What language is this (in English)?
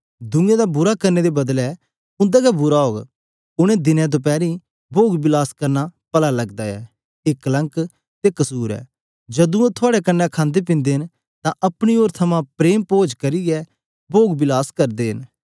Dogri